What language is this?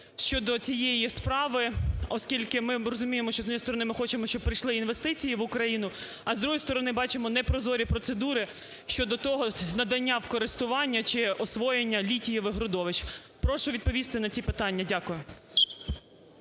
Ukrainian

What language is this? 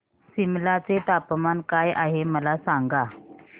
Marathi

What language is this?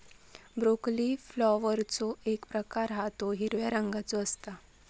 Marathi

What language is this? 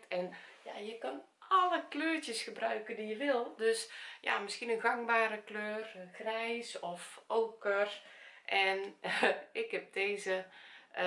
Dutch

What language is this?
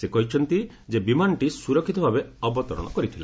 Odia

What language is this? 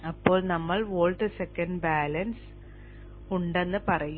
Malayalam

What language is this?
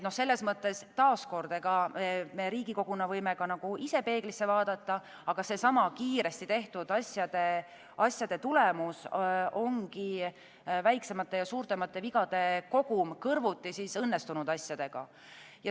Estonian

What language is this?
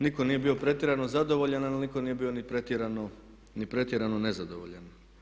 Croatian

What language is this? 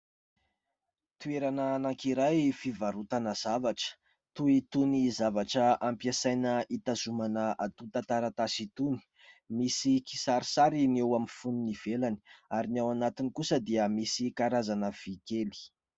Malagasy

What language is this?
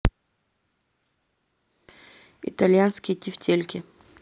Russian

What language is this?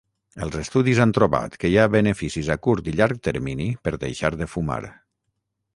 Catalan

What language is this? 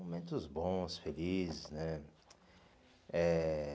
Portuguese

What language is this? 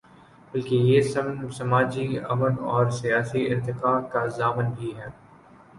Urdu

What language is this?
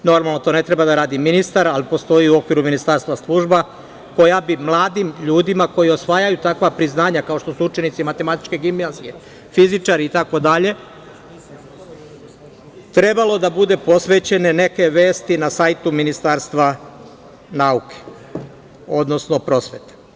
Serbian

